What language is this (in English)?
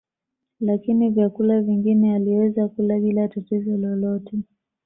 Swahili